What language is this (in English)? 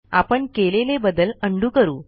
Marathi